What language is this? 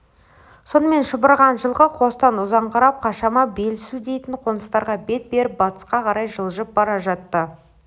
Kazakh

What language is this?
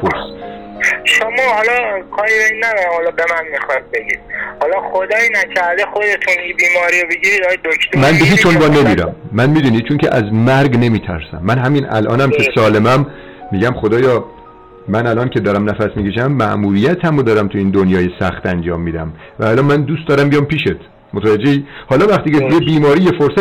Persian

